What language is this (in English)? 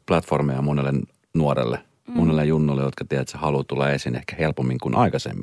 Finnish